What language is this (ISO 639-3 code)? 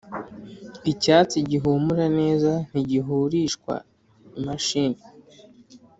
kin